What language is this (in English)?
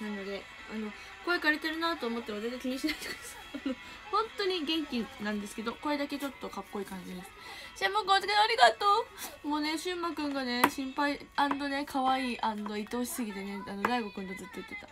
Japanese